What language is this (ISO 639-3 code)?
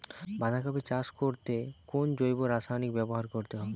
ben